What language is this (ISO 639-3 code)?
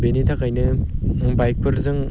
brx